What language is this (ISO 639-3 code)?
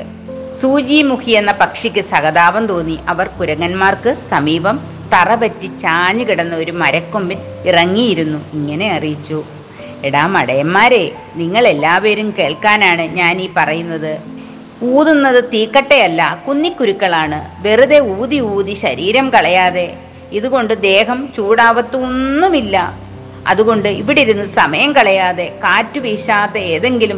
mal